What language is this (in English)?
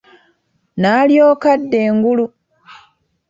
Ganda